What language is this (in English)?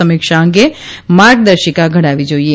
Gujarati